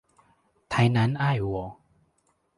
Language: Chinese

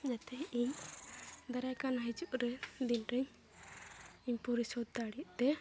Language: Santali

